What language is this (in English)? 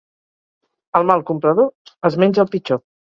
Catalan